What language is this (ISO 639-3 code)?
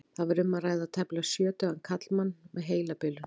isl